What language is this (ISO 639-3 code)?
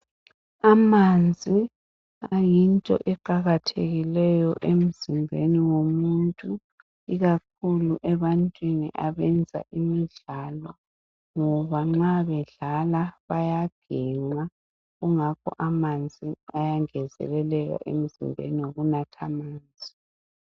nde